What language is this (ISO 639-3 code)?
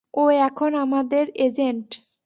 ben